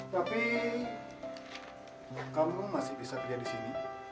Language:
Indonesian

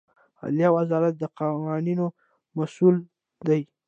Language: Pashto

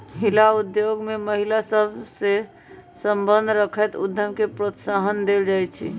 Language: Magahi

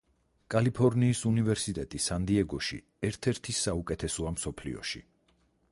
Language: Georgian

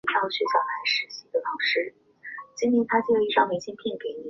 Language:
Chinese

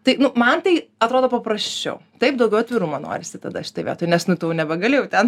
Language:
Lithuanian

